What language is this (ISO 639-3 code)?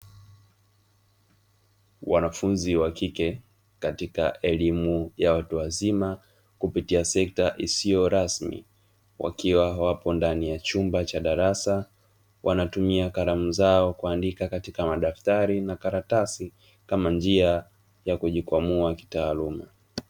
swa